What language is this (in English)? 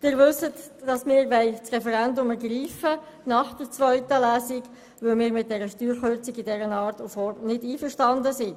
Swiss German